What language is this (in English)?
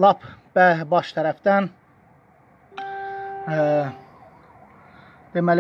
Turkish